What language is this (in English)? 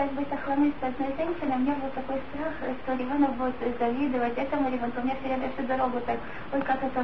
Russian